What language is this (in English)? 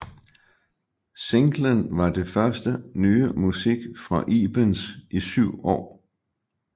Danish